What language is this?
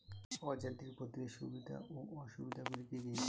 Bangla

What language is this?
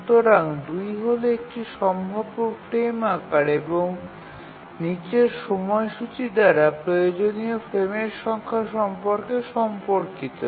Bangla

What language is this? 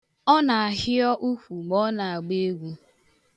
Igbo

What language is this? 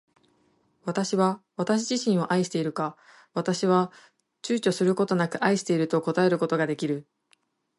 Japanese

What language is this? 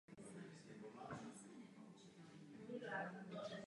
Czech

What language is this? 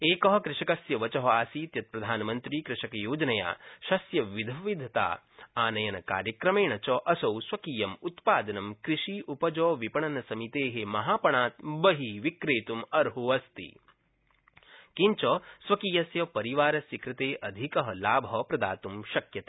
Sanskrit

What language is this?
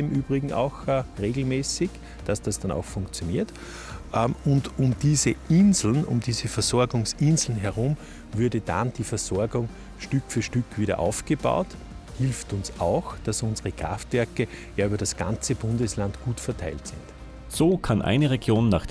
German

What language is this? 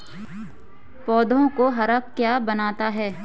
Hindi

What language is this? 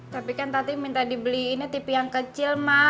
Indonesian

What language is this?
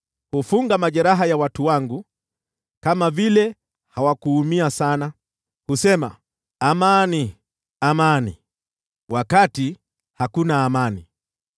Swahili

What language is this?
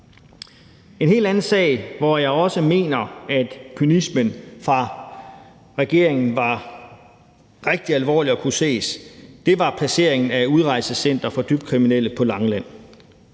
Danish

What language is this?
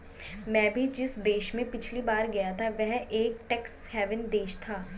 Hindi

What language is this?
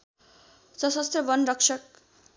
Nepali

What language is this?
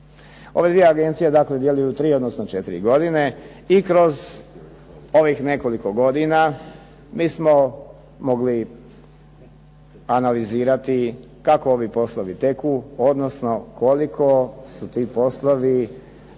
Croatian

